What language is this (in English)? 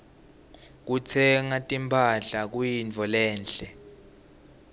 Swati